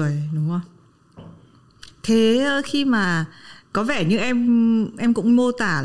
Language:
Vietnamese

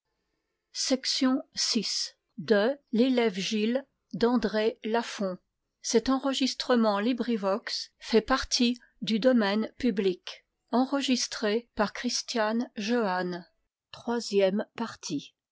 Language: French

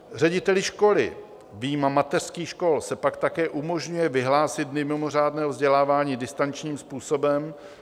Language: Czech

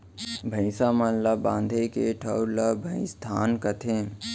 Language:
Chhattisgarhi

